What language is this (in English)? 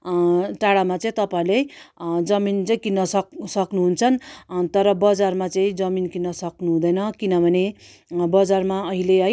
Nepali